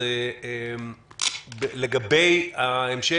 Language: Hebrew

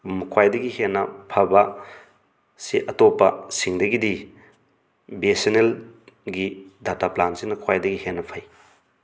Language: Manipuri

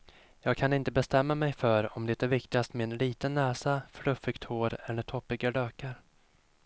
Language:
Swedish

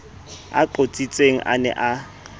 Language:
Southern Sotho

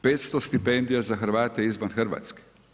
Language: Croatian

